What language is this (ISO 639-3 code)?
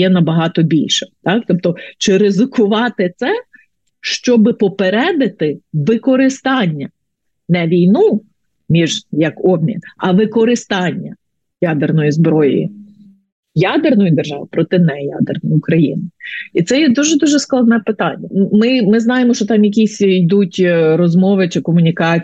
ukr